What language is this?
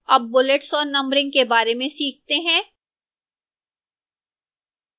Hindi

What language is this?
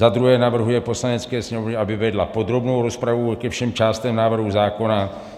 Czech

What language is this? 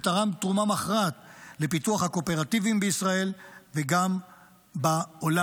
Hebrew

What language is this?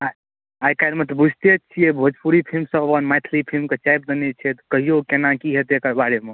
Maithili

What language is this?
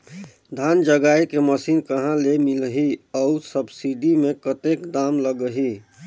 Chhattisgarhi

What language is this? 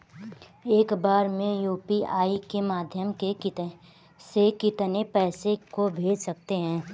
Hindi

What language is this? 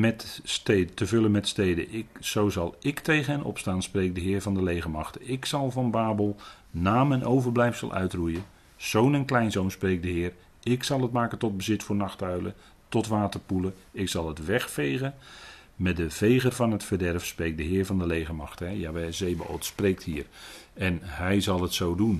Dutch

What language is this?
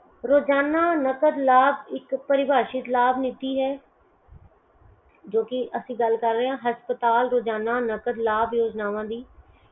Punjabi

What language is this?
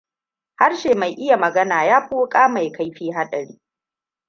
Hausa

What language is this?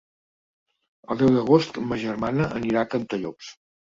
Catalan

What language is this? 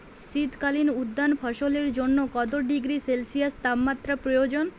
Bangla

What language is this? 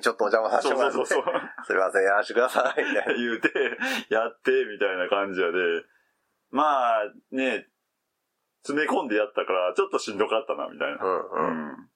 Japanese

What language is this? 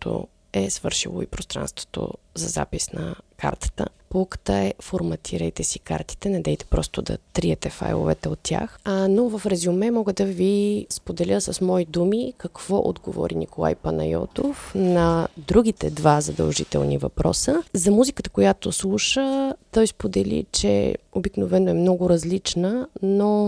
Bulgarian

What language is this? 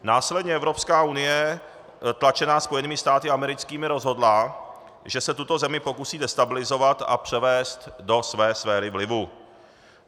Czech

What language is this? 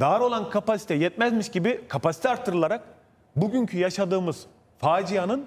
Turkish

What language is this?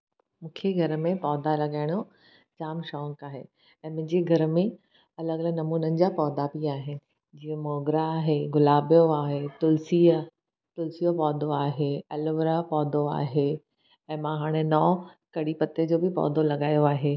Sindhi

